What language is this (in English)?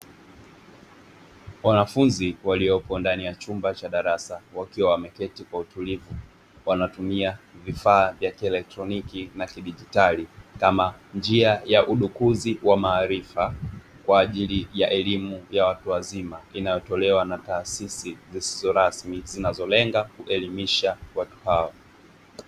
Swahili